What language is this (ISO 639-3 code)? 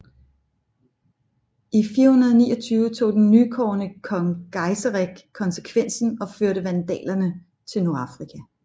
dan